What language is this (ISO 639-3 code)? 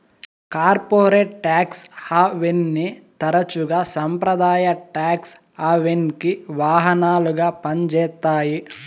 tel